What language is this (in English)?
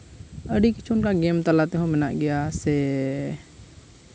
Santali